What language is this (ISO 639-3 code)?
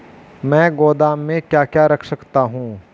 hin